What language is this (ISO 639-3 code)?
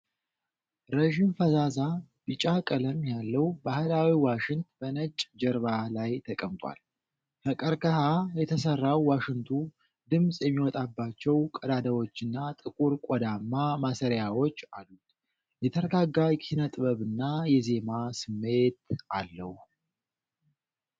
amh